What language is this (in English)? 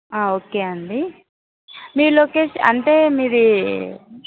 Telugu